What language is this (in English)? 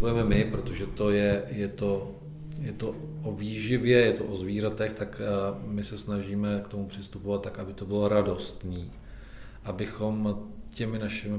Czech